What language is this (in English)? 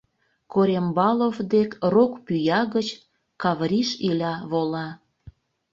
Mari